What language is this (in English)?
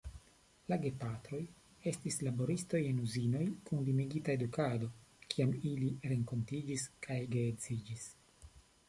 Esperanto